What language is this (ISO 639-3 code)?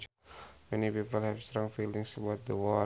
sun